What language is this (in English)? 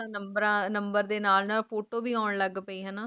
Punjabi